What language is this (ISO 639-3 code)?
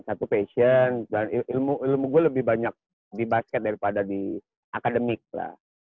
ind